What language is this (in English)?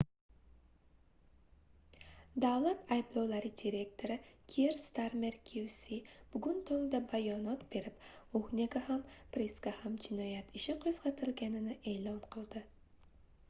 Uzbek